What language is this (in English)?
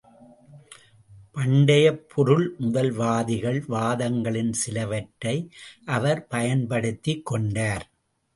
Tamil